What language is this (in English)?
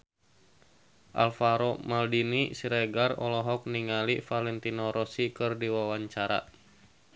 Sundanese